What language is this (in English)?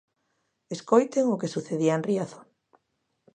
Galician